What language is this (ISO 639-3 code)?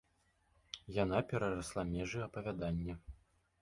bel